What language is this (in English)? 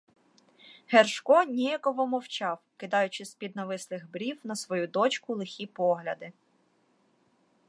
Ukrainian